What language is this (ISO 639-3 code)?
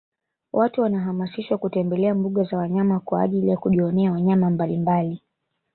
swa